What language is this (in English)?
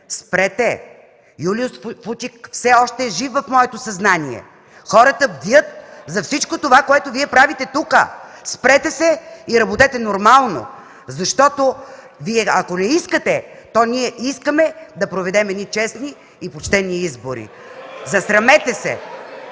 Bulgarian